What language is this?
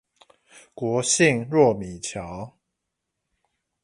Chinese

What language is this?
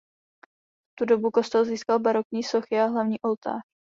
Czech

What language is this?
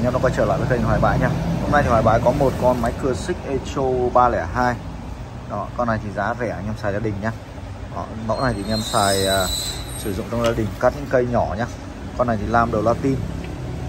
Vietnamese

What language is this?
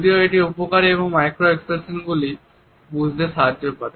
Bangla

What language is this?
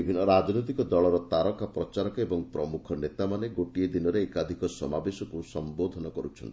Odia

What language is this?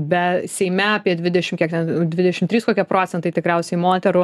Lithuanian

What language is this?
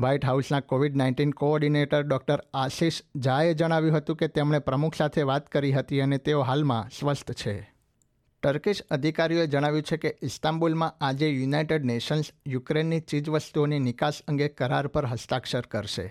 Gujarati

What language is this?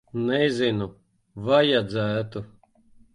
Latvian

